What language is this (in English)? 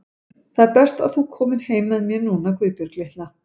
Icelandic